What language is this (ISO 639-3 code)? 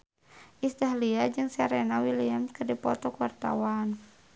sun